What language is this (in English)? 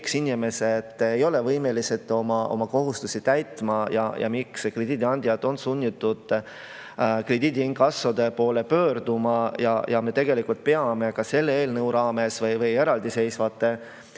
Estonian